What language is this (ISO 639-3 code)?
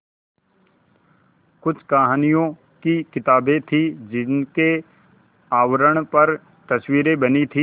hin